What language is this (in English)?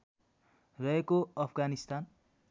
Nepali